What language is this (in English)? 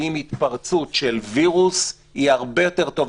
Hebrew